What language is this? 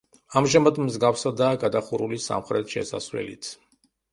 Georgian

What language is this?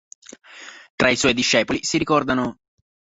Italian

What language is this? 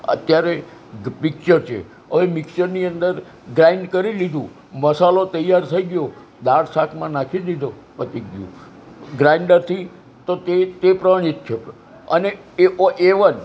Gujarati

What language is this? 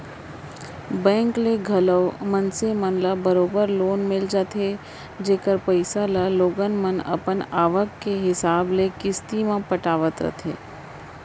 Chhattisgarhi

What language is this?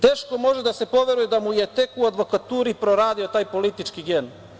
Serbian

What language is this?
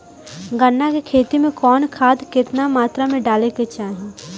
Bhojpuri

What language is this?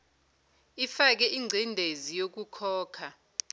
Zulu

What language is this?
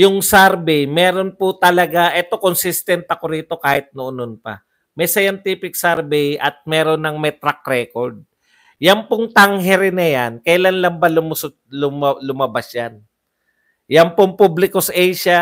Filipino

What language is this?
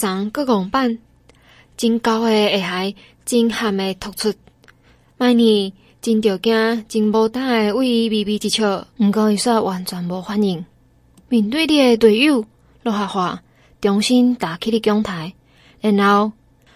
Chinese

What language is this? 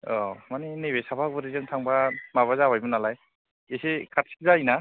Bodo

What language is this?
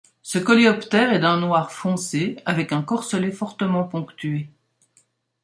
French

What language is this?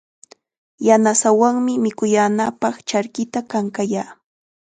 Chiquián Ancash Quechua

